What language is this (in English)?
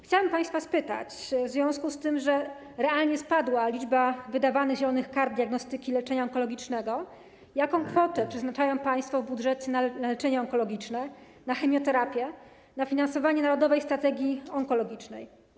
Polish